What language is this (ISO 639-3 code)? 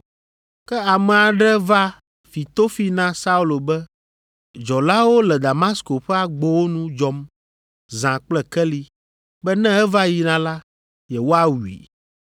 ewe